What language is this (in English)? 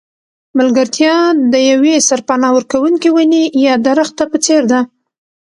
Pashto